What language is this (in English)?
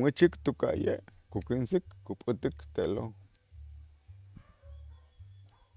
Itzá